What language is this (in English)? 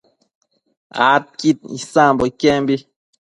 Matsés